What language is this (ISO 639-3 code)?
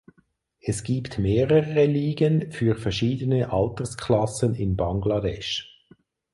deu